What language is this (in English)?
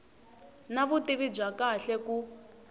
Tsonga